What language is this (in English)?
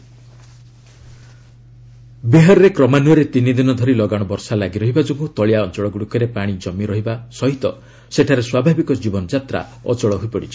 Odia